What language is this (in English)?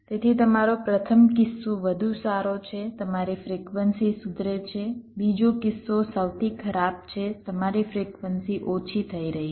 Gujarati